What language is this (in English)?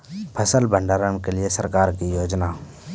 Maithili